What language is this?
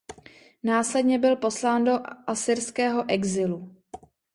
Czech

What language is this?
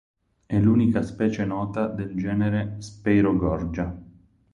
Italian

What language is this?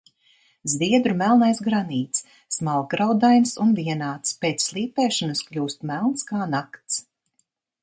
Latvian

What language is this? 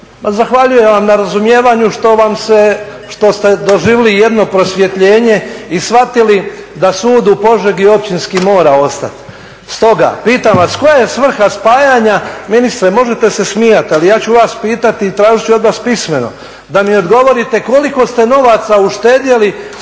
Croatian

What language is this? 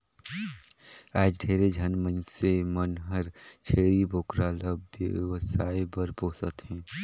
Chhattisgarhi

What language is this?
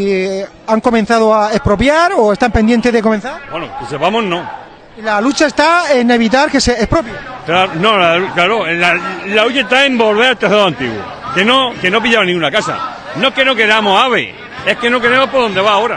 Spanish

